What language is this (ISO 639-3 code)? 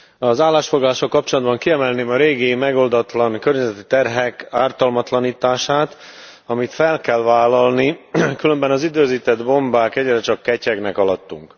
hun